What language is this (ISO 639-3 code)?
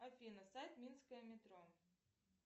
rus